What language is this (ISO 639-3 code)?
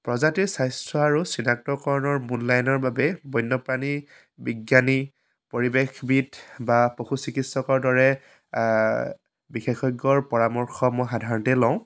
asm